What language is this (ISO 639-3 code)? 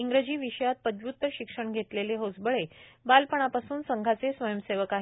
mar